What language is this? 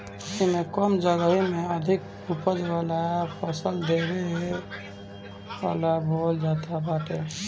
Bhojpuri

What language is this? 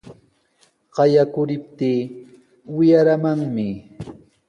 Sihuas Ancash Quechua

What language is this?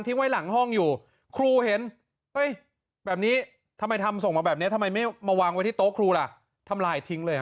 Thai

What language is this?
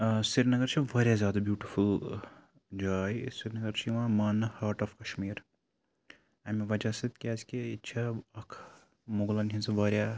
Kashmiri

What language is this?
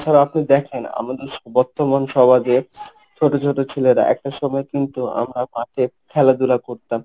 Bangla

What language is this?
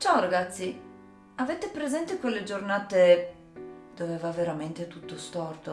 Italian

